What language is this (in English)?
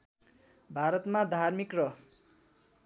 Nepali